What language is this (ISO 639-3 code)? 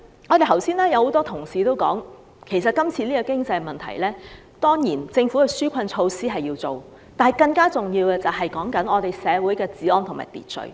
yue